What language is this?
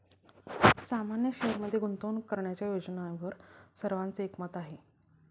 Marathi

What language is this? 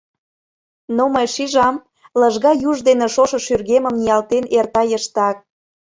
Mari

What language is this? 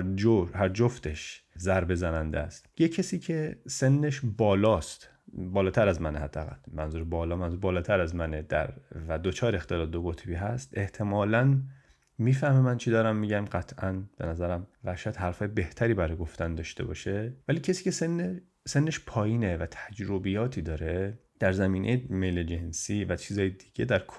Persian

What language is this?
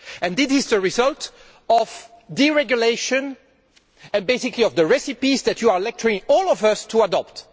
English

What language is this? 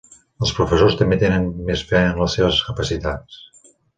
Catalan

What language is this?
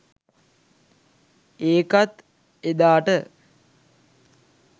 Sinhala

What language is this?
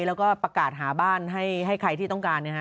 Thai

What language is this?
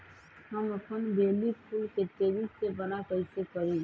Magahi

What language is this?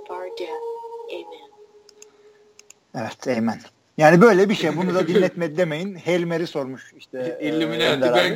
Turkish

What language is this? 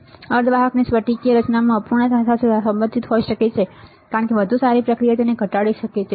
Gujarati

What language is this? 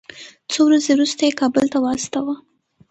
Pashto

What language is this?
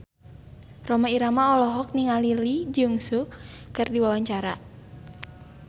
Sundanese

